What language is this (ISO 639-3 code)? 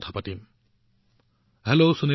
asm